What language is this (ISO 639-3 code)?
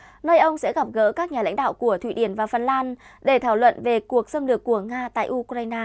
vie